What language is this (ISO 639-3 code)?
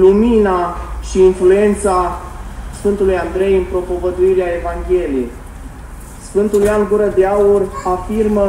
ron